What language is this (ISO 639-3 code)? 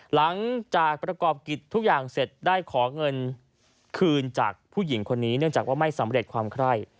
tha